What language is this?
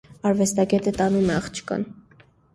Armenian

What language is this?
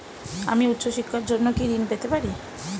Bangla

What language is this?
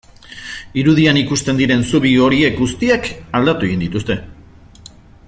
Basque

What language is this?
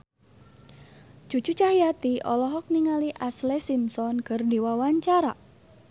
Sundanese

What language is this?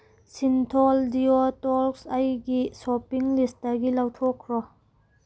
Manipuri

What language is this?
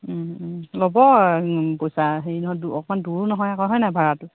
Assamese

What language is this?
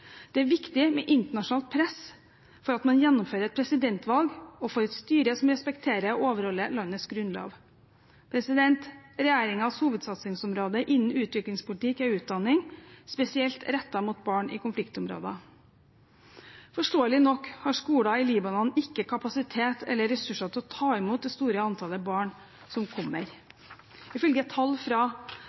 Norwegian Bokmål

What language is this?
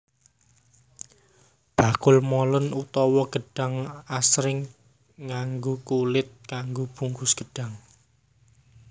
Javanese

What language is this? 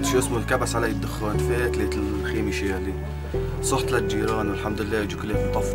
Arabic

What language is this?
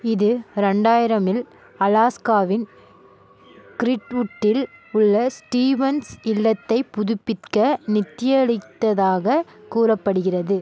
Tamil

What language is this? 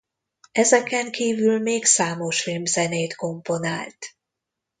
Hungarian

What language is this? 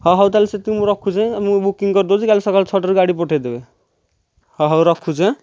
Odia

